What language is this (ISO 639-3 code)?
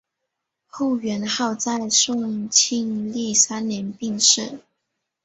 zho